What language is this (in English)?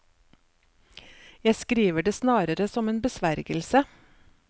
Norwegian